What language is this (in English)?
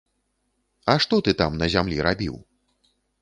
Belarusian